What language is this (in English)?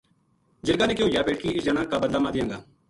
Gujari